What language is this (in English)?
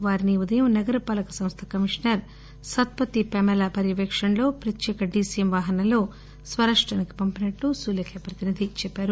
Telugu